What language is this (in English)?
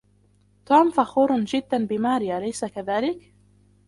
Arabic